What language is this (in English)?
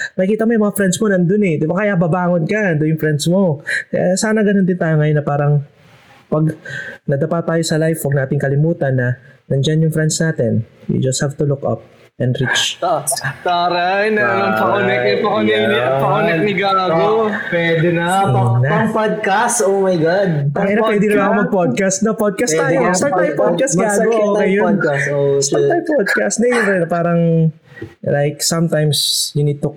Filipino